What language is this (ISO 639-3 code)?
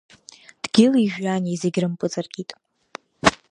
abk